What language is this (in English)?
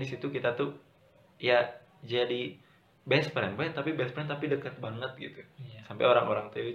Indonesian